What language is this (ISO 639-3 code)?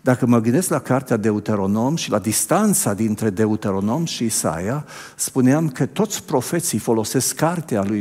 ron